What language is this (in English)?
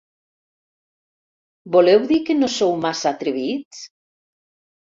Catalan